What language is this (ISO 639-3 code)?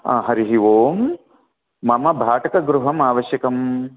san